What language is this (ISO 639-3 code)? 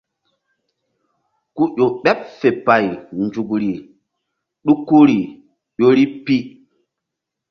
mdd